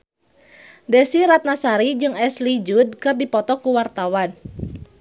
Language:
Sundanese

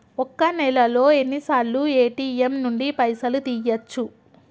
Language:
Telugu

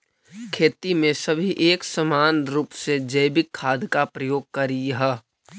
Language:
Magahi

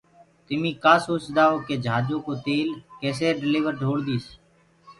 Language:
Gurgula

